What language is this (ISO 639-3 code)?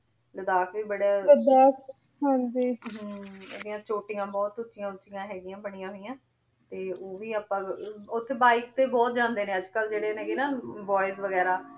pan